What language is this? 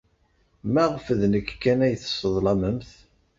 Kabyle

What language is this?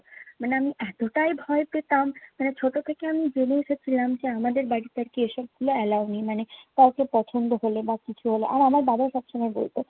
Bangla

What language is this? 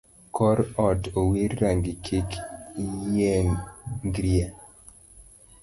Luo (Kenya and Tanzania)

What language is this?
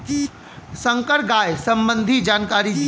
Bhojpuri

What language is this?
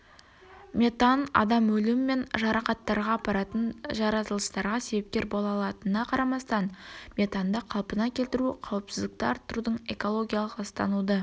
Kazakh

